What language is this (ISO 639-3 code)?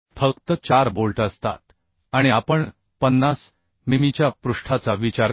mar